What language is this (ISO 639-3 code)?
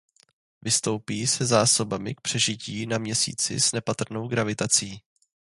ces